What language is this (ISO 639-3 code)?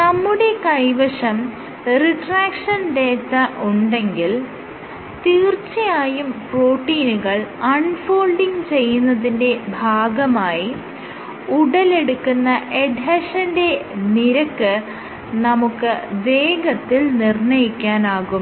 mal